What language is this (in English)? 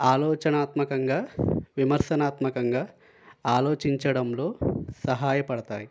Telugu